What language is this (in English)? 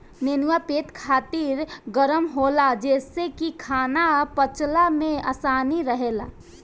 Bhojpuri